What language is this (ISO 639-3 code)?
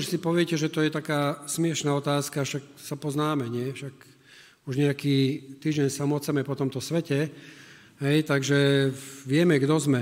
slk